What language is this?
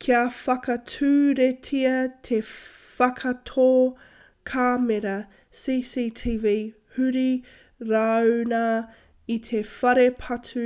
Māori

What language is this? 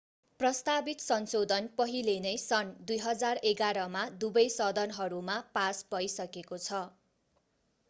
Nepali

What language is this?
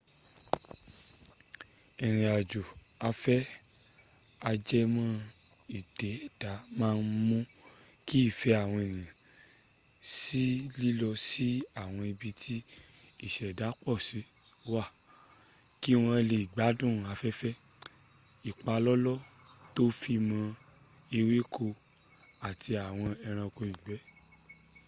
Yoruba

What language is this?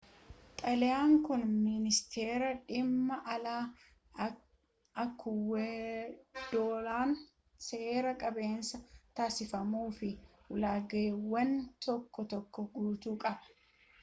Oromo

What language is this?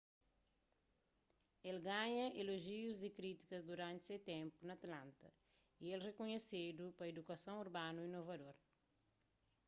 Kabuverdianu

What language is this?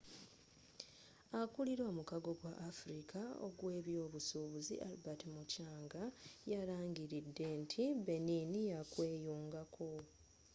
Ganda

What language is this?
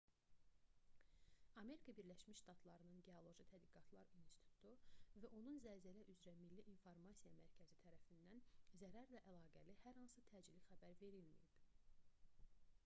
Azerbaijani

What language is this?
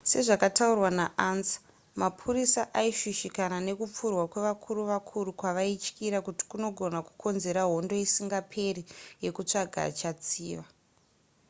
Shona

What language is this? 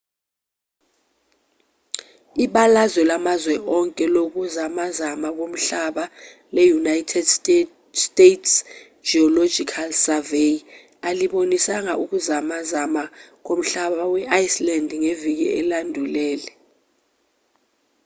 Zulu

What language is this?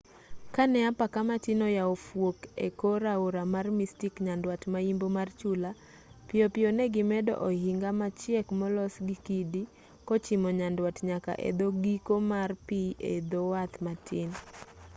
Luo (Kenya and Tanzania)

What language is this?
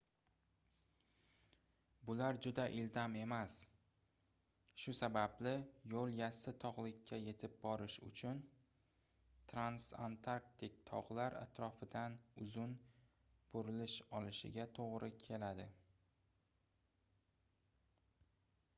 Uzbek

